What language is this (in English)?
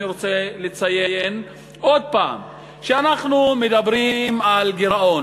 Hebrew